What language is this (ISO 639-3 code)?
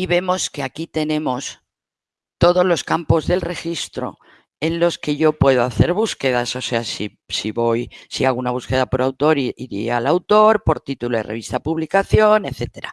spa